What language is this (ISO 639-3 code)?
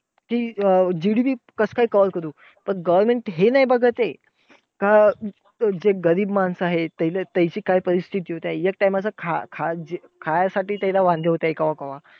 mar